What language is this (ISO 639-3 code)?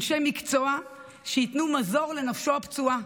heb